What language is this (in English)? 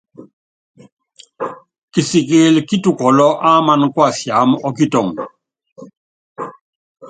Yangben